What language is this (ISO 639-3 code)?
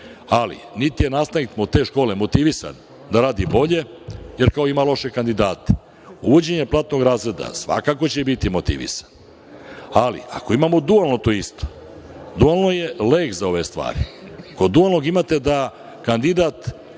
srp